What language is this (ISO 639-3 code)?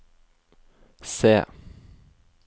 nor